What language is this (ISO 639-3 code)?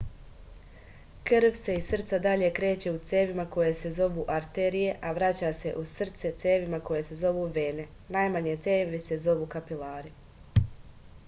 srp